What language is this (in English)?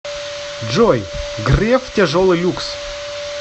Russian